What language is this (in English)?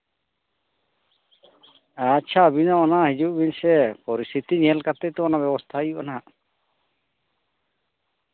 Santali